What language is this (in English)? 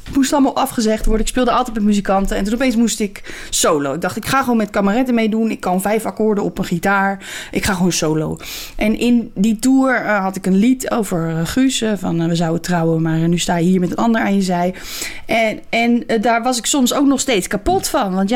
Dutch